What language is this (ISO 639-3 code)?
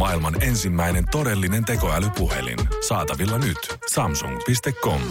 fin